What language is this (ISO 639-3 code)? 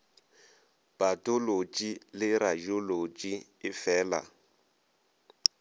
nso